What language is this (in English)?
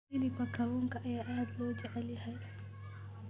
Somali